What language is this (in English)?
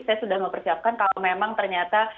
Indonesian